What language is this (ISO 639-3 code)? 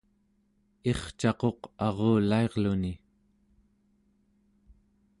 esu